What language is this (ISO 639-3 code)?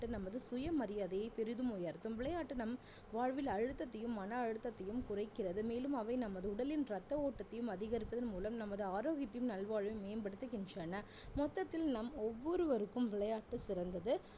tam